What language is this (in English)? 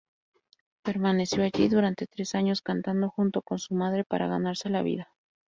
Spanish